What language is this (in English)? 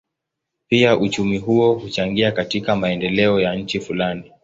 Swahili